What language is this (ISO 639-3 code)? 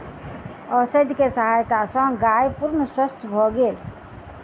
mai